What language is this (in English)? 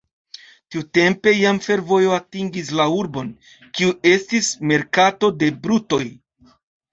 Esperanto